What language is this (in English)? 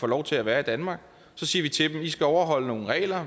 Danish